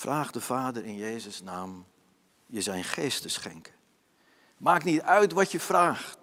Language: Dutch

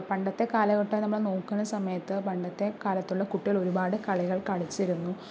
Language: Malayalam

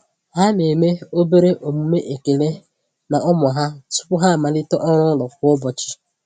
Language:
Igbo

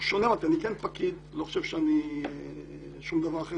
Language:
Hebrew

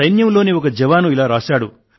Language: Telugu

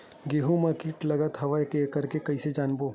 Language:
Chhattisgarhi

